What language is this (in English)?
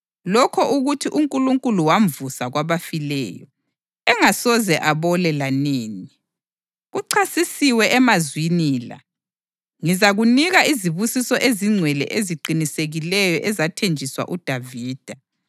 North Ndebele